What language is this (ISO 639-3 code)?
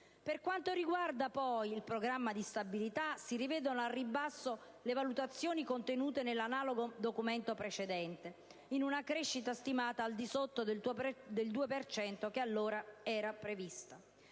ita